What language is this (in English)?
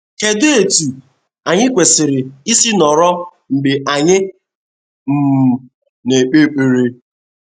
Igbo